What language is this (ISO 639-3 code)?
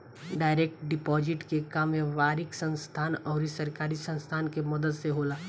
bho